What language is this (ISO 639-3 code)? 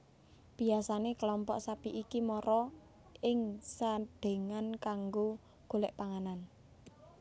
jav